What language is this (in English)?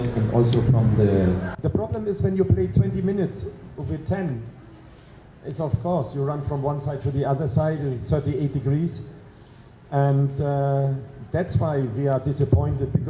Indonesian